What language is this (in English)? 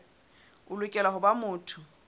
Southern Sotho